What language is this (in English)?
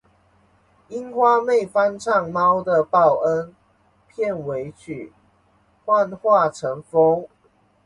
Chinese